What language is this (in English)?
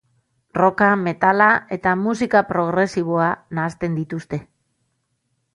Basque